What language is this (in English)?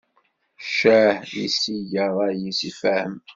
Kabyle